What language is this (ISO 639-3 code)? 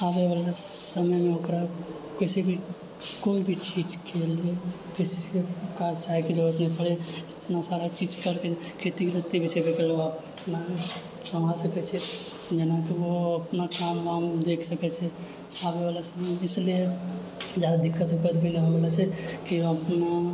mai